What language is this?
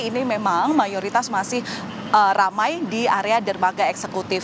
Indonesian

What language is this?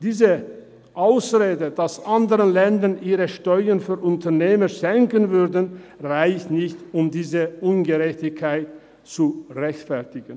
Swiss German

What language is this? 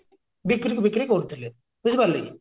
Odia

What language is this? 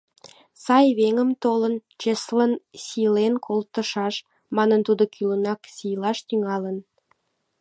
Mari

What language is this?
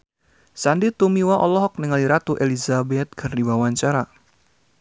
Sundanese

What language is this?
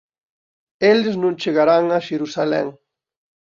Galician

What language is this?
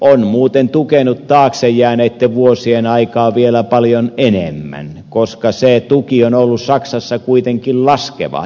Finnish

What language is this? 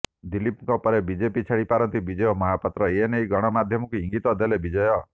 Odia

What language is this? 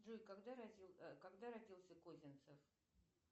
Russian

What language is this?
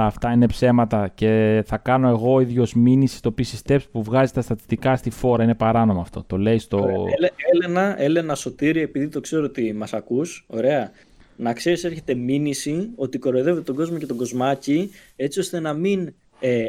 Greek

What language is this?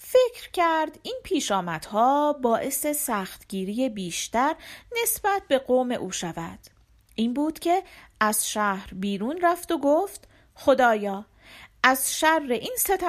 Persian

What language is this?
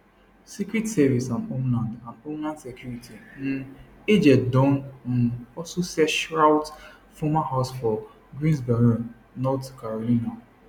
Nigerian Pidgin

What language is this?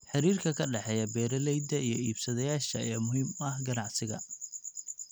Somali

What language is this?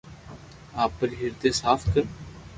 Loarki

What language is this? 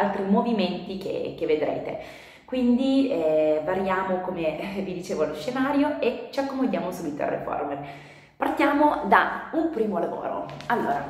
Italian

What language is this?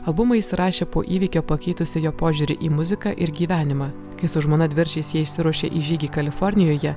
Lithuanian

